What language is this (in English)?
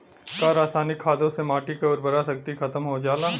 Bhojpuri